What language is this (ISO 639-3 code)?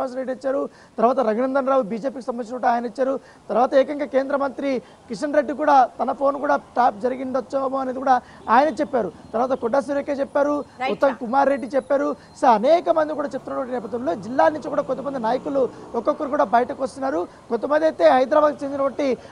tel